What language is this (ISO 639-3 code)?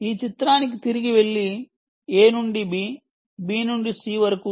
tel